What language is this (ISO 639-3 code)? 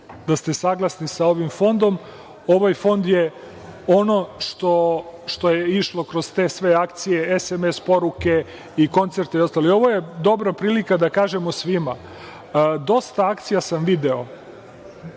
srp